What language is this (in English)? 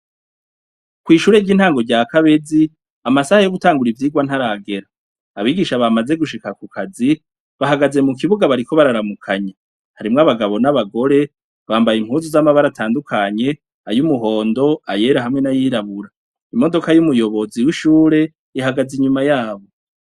Rundi